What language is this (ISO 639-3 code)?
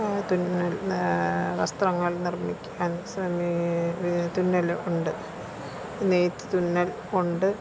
mal